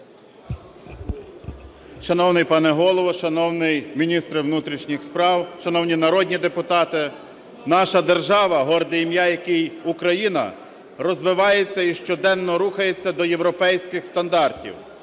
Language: Ukrainian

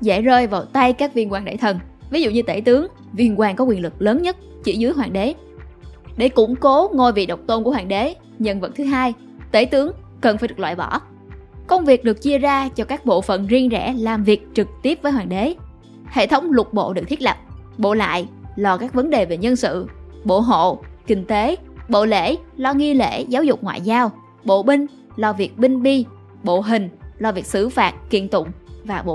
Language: Vietnamese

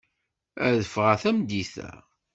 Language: Kabyle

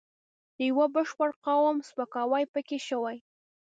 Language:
Pashto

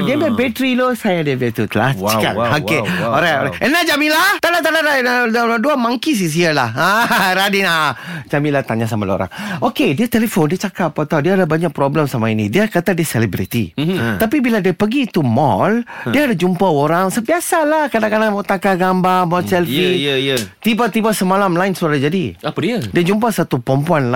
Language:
Malay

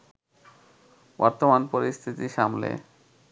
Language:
Bangla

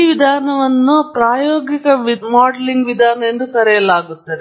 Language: Kannada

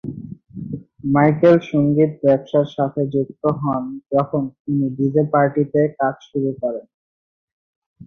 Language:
Bangla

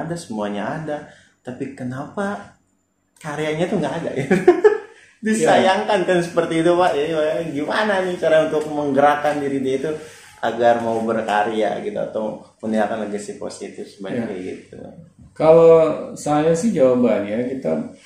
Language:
Indonesian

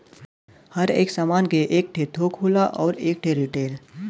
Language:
Bhojpuri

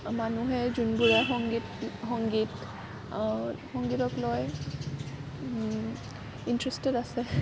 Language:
Assamese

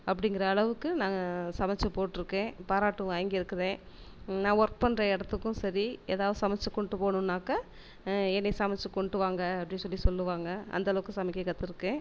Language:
Tamil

